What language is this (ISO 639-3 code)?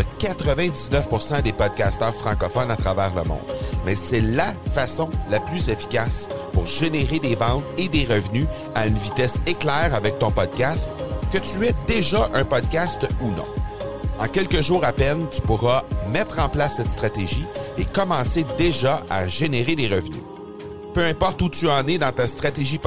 fra